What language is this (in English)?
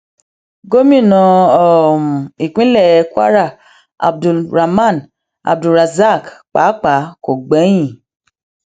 Yoruba